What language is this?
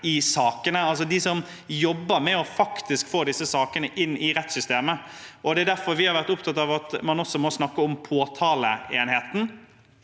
Norwegian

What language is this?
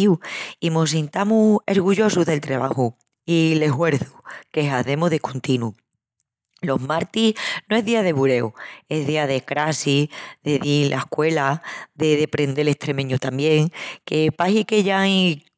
Extremaduran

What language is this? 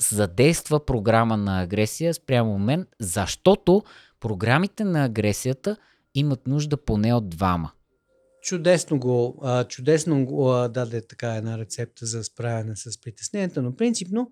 Bulgarian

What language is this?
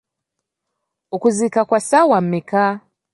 Ganda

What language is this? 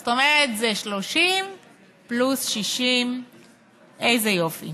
Hebrew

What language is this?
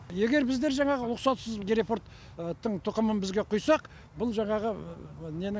Kazakh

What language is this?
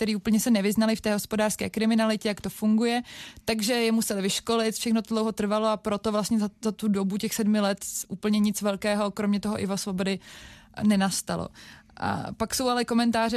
Czech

